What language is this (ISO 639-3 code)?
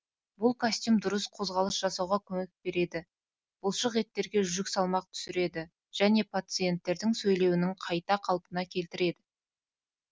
kaz